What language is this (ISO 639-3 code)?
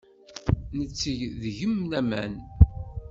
kab